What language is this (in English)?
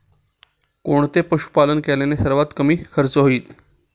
Marathi